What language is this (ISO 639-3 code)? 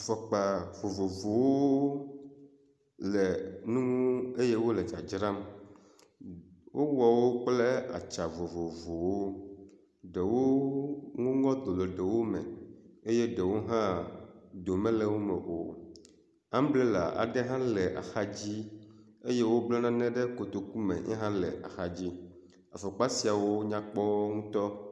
ewe